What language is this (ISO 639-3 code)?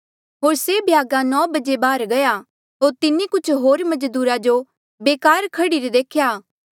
mjl